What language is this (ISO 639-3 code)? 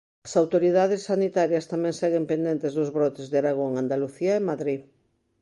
glg